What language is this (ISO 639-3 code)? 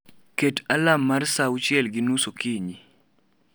luo